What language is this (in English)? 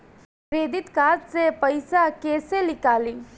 Bhojpuri